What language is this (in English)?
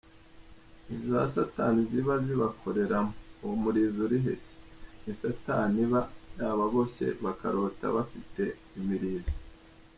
Kinyarwanda